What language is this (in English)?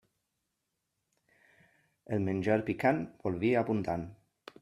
Catalan